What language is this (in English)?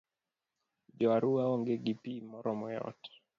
Luo (Kenya and Tanzania)